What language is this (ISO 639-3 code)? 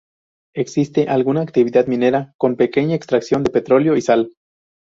spa